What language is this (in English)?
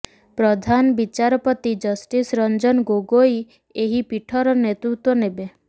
Odia